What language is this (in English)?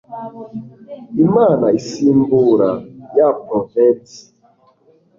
Kinyarwanda